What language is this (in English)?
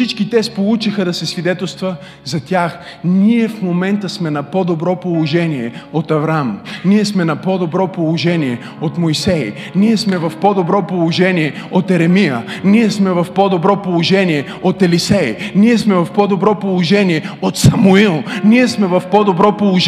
Bulgarian